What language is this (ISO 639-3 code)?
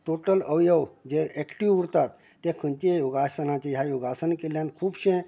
kok